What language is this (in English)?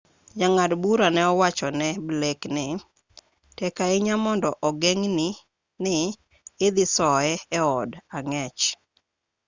Luo (Kenya and Tanzania)